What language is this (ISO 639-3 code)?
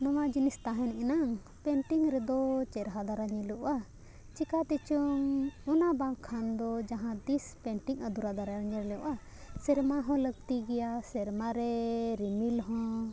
sat